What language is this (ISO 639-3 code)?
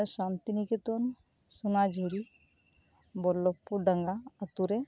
sat